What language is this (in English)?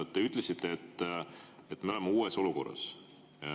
Estonian